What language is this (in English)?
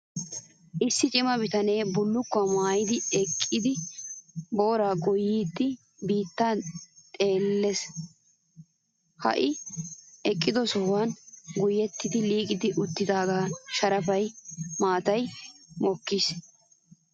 Wolaytta